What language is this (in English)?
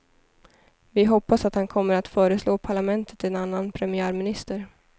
Swedish